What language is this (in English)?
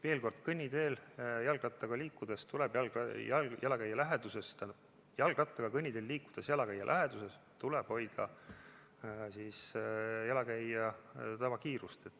Estonian